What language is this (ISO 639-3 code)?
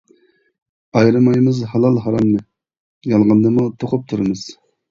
uig